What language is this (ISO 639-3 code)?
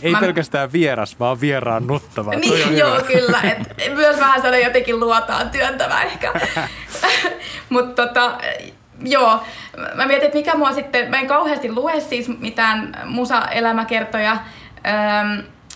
fin